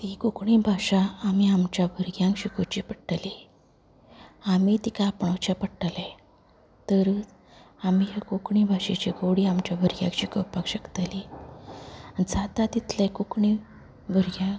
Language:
Konkani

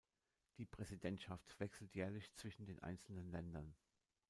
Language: German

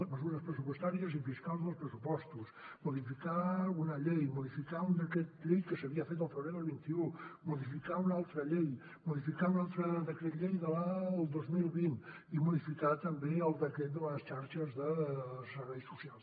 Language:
Catalan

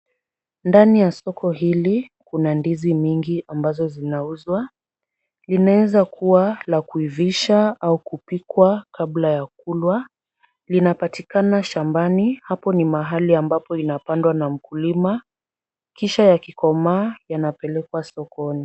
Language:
Swahili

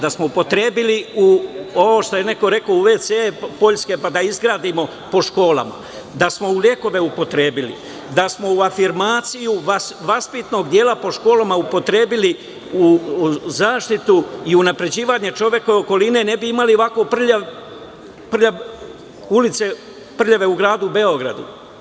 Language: Serbian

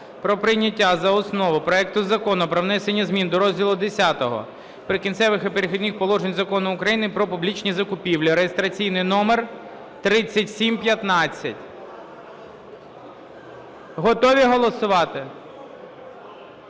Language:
Ukrainian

